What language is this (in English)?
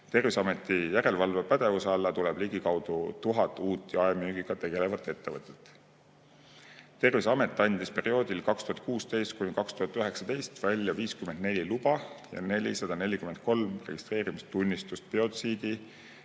Estonian